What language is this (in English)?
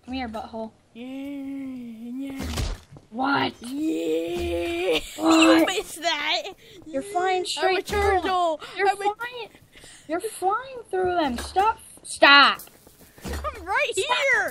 English